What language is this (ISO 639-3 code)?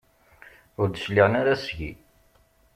kab